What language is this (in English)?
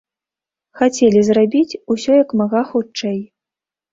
Belarusian